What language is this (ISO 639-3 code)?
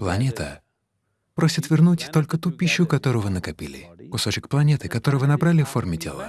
rus